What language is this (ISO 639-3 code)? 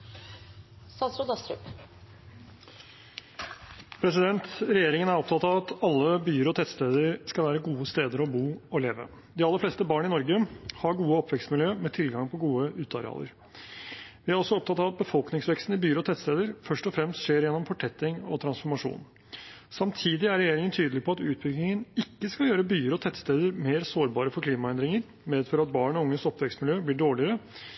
nob